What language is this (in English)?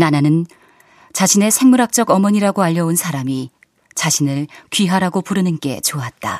Korean